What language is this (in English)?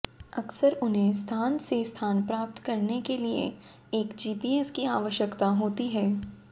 Hindi